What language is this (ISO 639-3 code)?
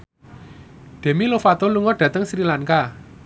jav